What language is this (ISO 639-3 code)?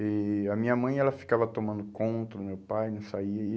por